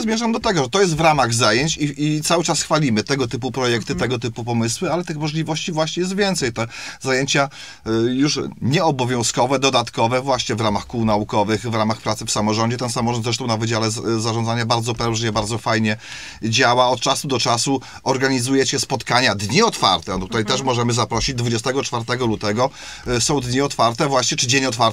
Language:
Polish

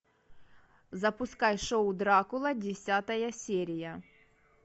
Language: Russian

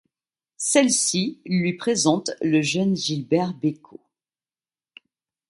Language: French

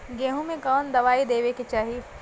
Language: Bhojpuri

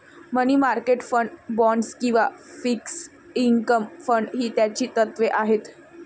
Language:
Marathi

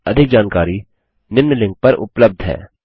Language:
Hindi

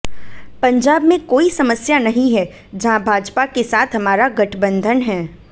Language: Hindi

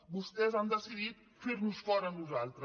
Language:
Catalan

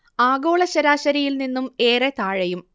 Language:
Malayalam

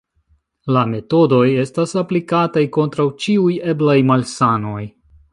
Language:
Esperanto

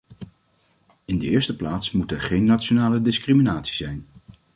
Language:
Dutch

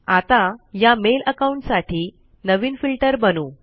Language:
Marathi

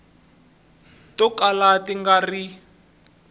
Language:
Tsonga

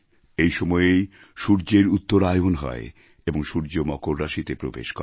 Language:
Bangla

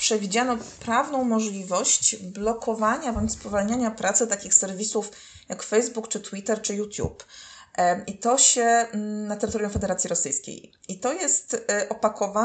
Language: Polish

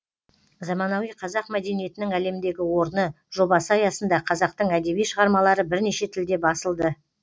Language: Kazakh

